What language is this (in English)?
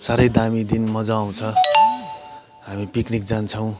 Nepali